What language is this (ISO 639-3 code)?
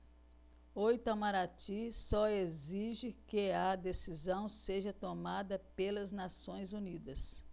por